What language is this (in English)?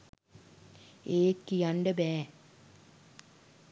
Sinhala